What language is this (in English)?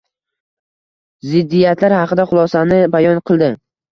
Uzbek